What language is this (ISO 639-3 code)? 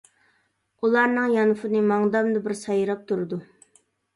uig